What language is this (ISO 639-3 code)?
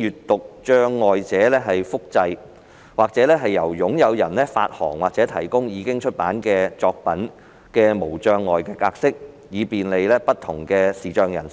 yue